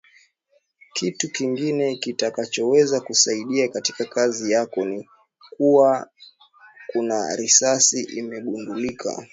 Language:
Swahili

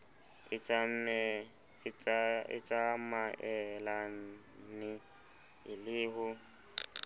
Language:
Southern Sotho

